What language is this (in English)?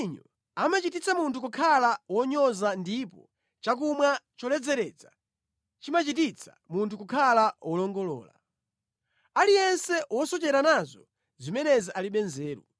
Nyanja